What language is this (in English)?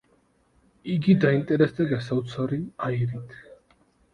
Georgian